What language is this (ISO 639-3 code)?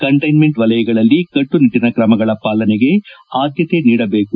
kan